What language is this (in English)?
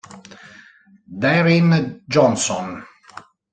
Italian